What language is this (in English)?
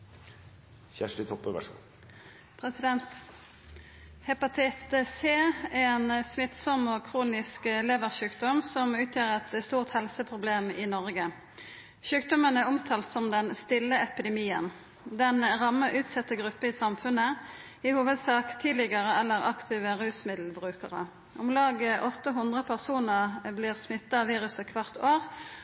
Norwegian Nynorsk